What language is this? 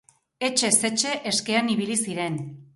Basque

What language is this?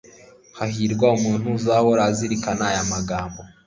Kinyarwanda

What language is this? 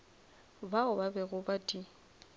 Northern Sotho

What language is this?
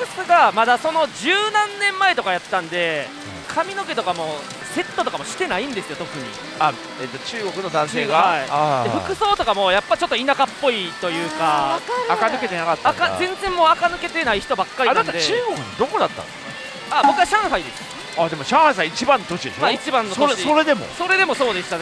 Japanese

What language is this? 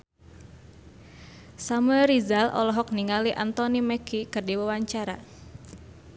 Sundanese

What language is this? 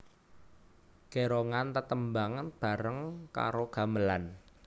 Javanese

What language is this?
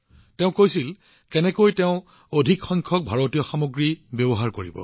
Assamese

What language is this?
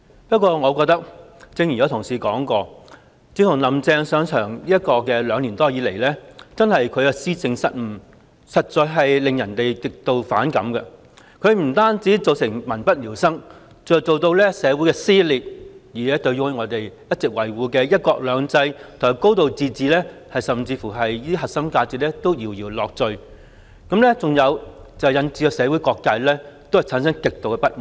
Cantonese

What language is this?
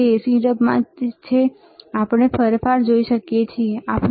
Gujarati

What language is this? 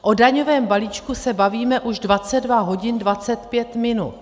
Czech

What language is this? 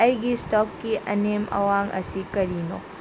Manipuri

